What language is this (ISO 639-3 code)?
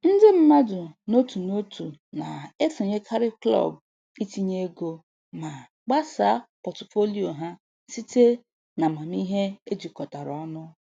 ibo